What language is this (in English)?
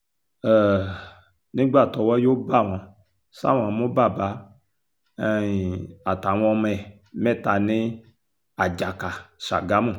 Yoruba